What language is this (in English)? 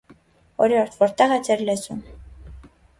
Armenian